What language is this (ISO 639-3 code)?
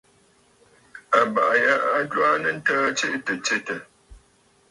bfd